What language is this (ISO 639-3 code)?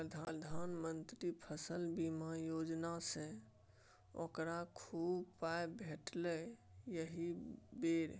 mai